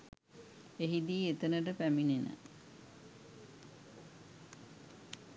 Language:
Sinhala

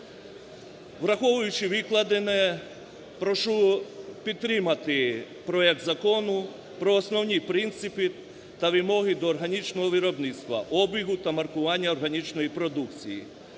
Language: Ukrainian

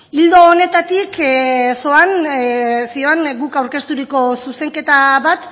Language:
Basque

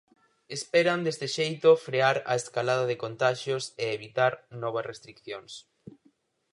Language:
Galician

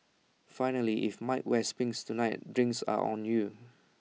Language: English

